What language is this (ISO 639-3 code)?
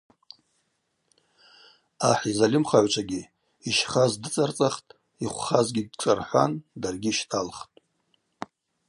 abq